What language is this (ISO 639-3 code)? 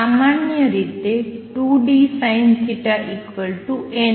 guj